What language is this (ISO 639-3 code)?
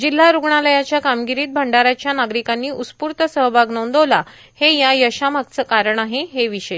mar